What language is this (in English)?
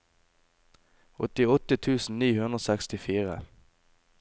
Norwegian